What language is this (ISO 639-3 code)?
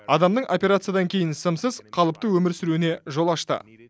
kaz